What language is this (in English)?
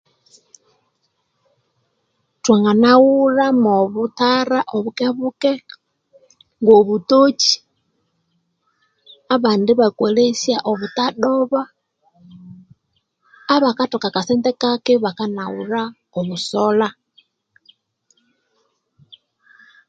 Konzo